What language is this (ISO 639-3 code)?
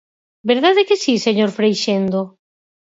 glg